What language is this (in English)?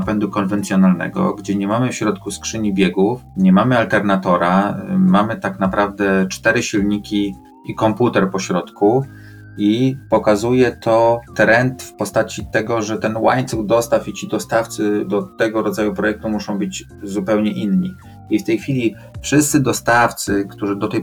Polish